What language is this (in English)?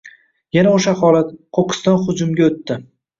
Uzbek